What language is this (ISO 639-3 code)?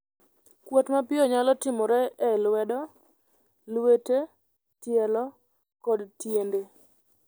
luo